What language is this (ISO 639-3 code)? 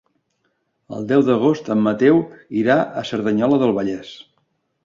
cat